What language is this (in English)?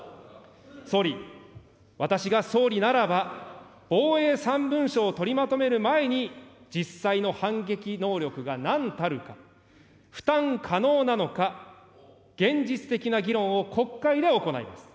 Japanese